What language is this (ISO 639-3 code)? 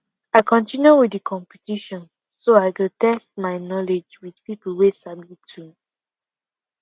pcm